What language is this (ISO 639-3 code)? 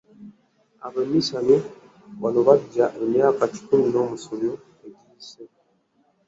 lug